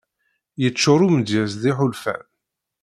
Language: Kabyle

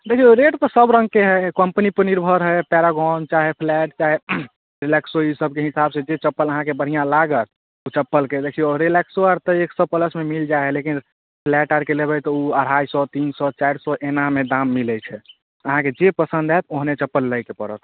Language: Maithili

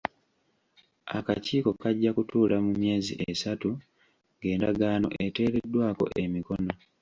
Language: Ganda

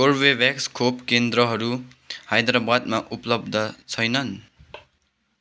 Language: Nepali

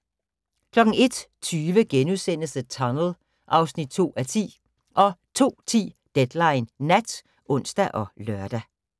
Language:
Danish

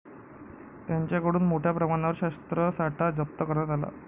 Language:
Marathi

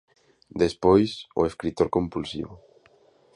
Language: Galician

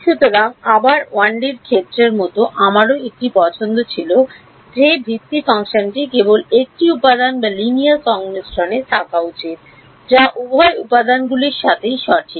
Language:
Bangla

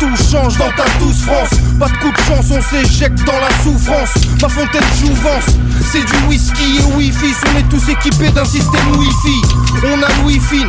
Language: French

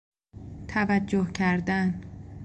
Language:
Persian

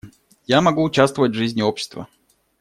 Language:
Russian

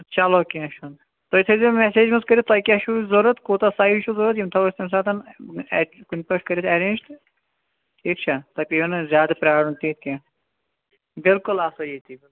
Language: Kashmiri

